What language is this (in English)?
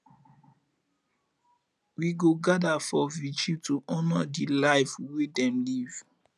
Nigerian Pidgin